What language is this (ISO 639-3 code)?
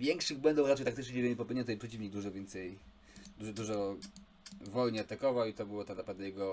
pol